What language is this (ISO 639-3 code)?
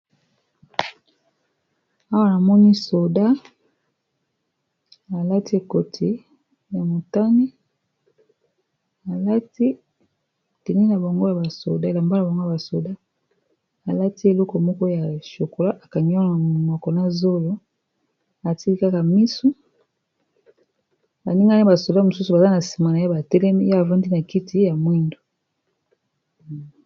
lin